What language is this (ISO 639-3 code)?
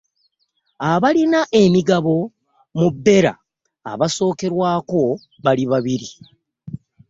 lug